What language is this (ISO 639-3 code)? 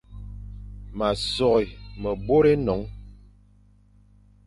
fan